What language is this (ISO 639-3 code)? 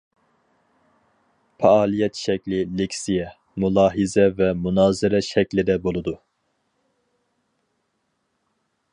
uig